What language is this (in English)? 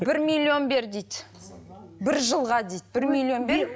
Kazakh